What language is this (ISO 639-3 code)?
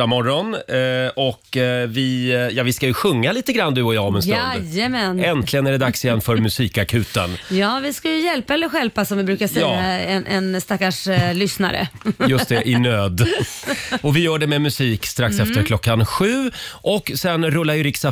swe